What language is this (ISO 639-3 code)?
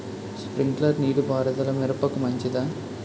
tel